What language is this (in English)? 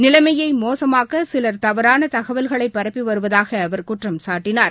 Tamil